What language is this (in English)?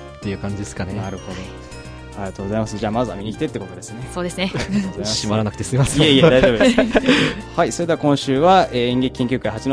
Japanese